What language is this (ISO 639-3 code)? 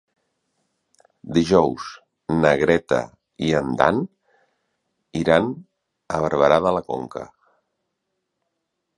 cat